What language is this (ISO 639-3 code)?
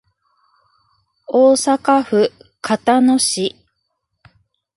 jpn